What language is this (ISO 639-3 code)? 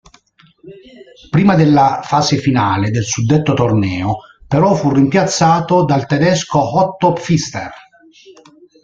ita